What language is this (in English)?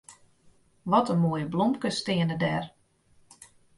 Western Frisian